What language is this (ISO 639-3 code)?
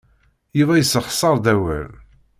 kab